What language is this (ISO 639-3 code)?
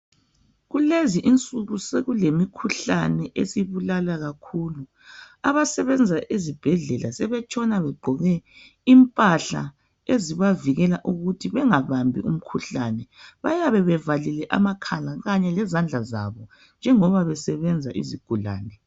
nde